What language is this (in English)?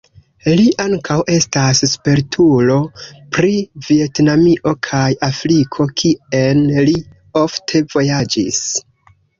Esperanto